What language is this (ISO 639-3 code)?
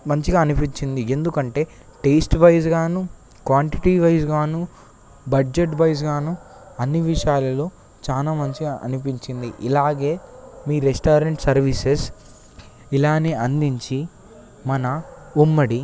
tel